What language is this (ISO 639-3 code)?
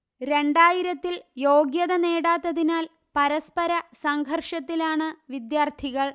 mal